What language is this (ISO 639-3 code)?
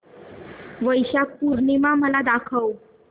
mar